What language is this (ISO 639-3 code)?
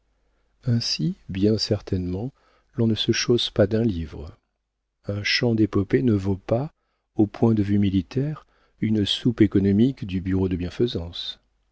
fra